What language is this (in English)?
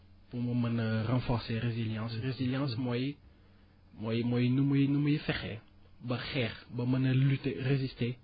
Wolof